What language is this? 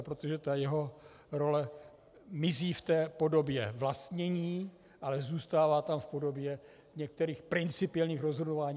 Czech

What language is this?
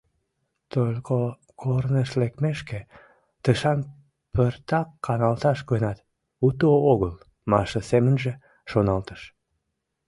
Mari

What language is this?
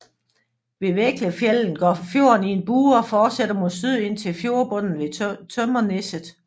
Danish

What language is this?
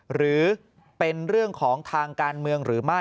Thai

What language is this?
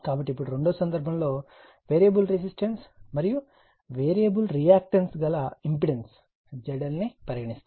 Telugu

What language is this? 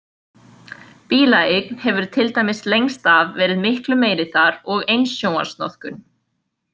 Icelandic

